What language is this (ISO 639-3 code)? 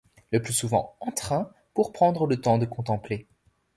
fra